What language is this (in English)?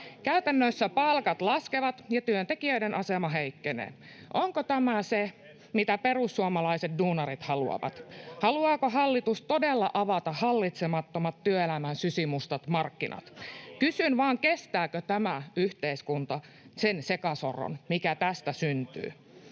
Finnish